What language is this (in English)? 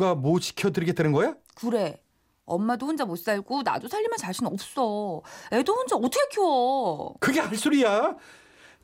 Korean